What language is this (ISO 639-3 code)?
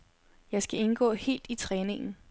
dan